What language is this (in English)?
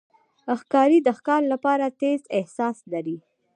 Pashto